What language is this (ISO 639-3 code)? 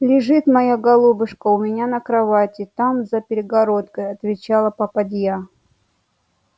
rus